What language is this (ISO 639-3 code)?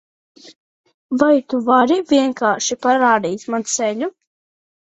lav